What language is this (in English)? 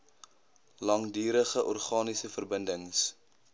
Afrikaans